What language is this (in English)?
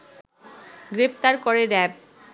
Bangla